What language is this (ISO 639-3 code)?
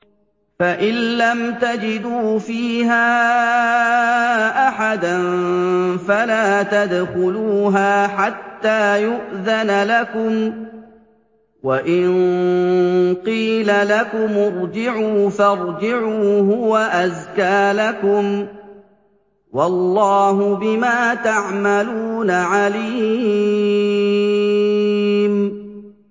ara